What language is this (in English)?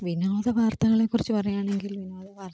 Malayalam